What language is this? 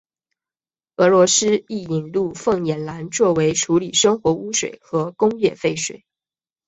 Chinese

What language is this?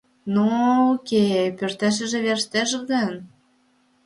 Mari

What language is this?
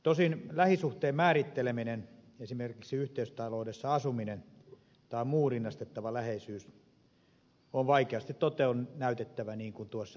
Finnish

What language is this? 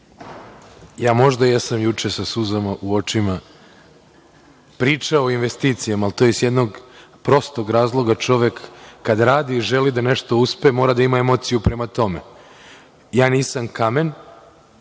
Serbian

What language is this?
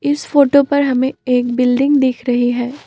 Hindi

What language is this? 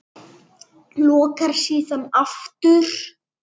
Icelandic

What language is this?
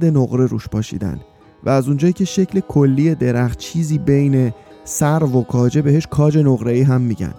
Persian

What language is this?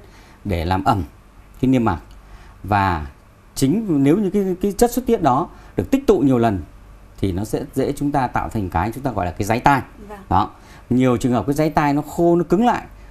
Vietnamese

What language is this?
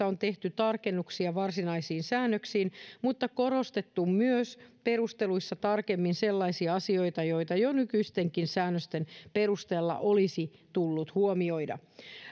Finnish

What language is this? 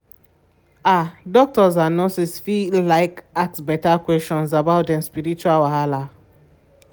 Nigerian Pidgin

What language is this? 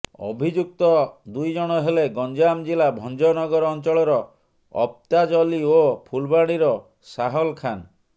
Odia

